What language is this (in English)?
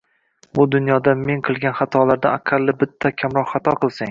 Uzbek